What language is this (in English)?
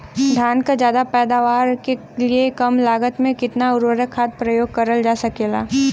Bhojpuri